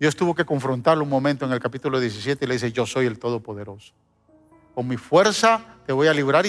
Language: Spanish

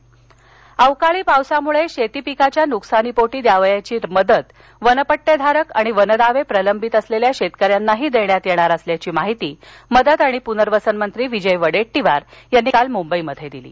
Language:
Marathi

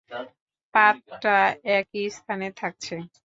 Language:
Bangla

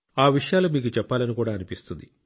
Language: Telugu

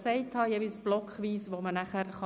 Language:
Swiss German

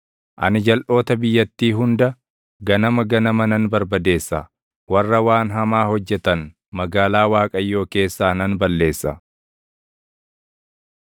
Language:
Oromo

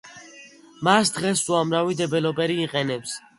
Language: Georgian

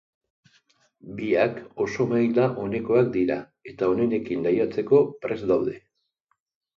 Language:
Basque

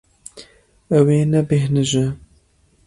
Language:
Kurdish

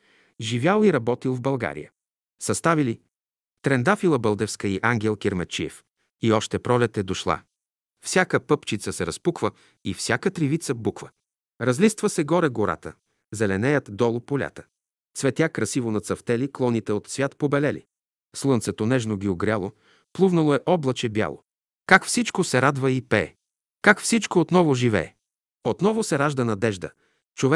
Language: Bulgarian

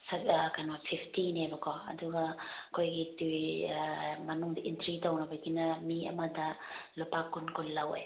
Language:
Manipuri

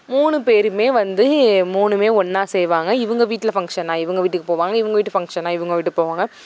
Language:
Tamil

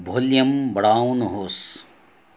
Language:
Nepali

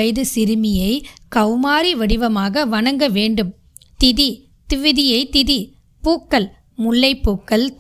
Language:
Tamil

